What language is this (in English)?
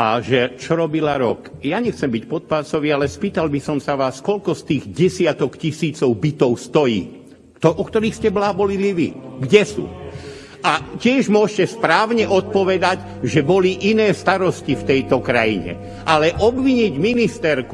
Slovak